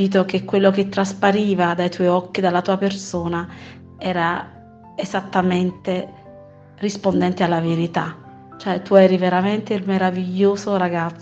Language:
Italian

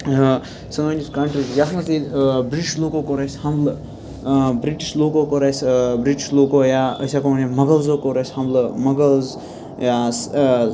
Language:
Kashmiri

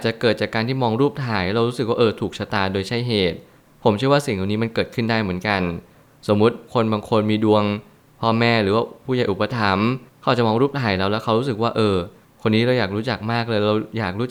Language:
Thai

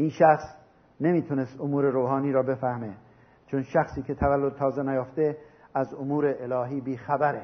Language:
Persian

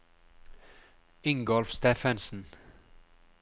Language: Norwegian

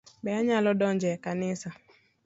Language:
Luo (Kenya and Tanzania)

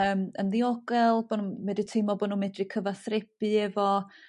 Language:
Welsh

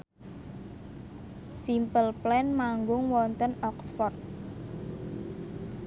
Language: Javanese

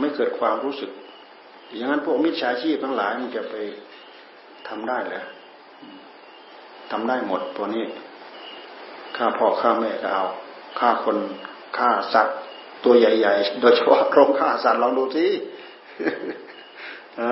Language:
Thai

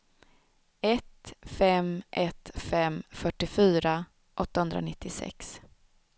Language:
Swedish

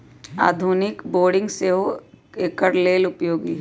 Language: Magahi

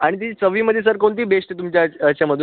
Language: Marathi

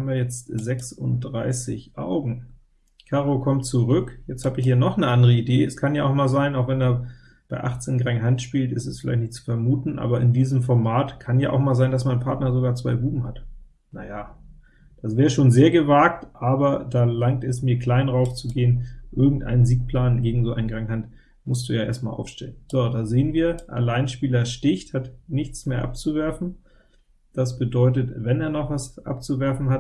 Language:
German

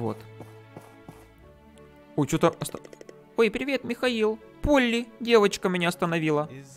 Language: Russian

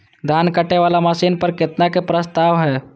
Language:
Maithili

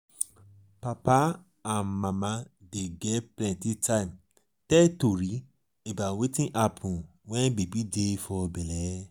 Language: Nigerian Pidgin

